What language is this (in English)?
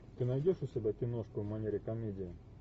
Russian